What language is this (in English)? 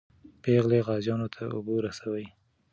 Pashto